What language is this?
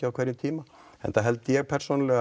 Icelandic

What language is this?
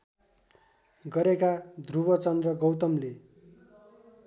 Nepali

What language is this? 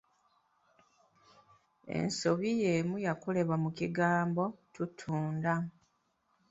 Ganda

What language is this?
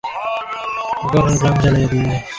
Bangla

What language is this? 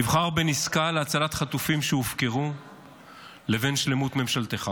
Hebrew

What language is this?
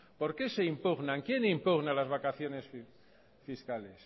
Spanish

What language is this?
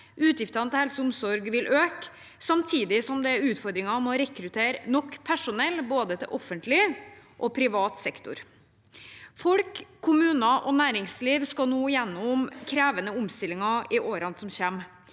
Norwegian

